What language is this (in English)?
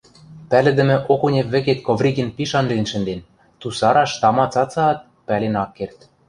Western Mari